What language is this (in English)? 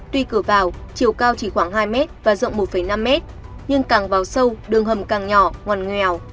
Vietnamese